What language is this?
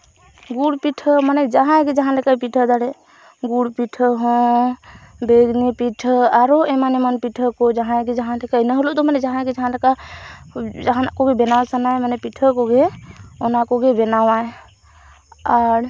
Santali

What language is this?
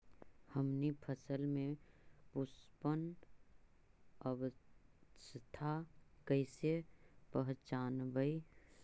Magahi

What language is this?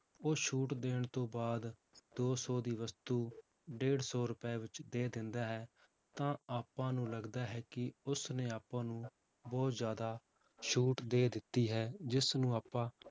Punjabi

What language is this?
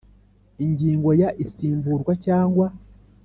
Kinyarwanda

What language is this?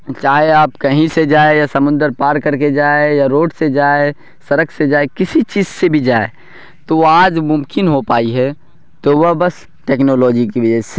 Urdu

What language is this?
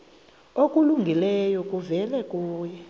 Xhosa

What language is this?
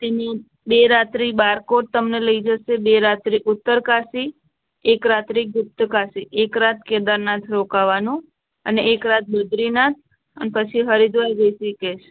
Gujarati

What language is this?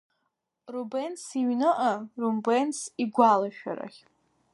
Abkhazian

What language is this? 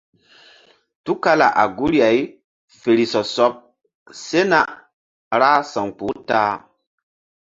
Mbum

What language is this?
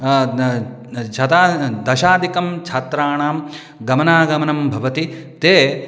Sanskrit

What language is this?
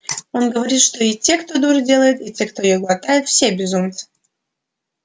Russian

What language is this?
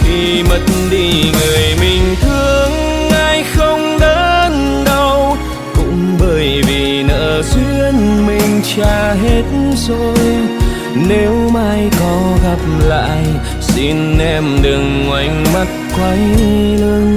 Vietnamese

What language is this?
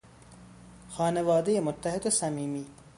Persian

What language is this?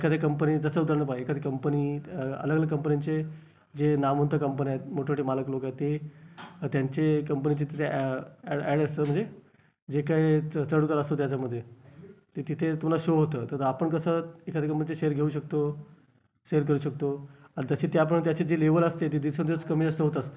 Marathi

